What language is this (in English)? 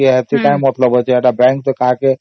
Odia